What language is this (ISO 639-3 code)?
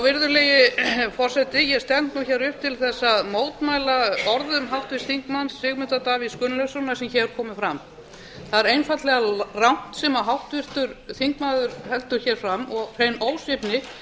isl